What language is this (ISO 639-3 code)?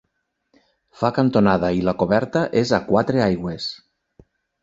cat